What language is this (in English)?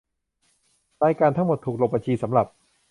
Thai